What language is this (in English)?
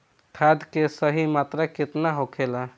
Bhojpuri